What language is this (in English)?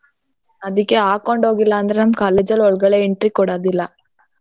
Kannada